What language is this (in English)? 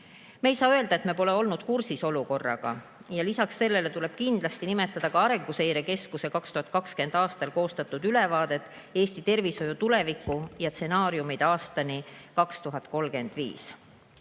Estonian